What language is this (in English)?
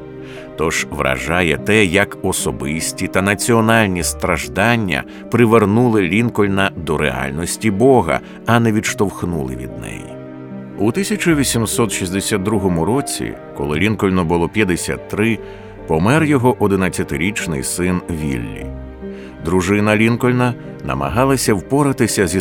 Ukrainian